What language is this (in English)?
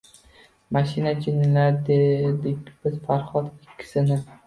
Uzbek